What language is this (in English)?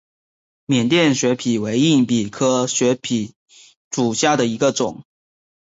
Chinese